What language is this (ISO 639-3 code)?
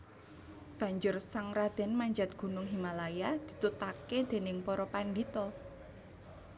jav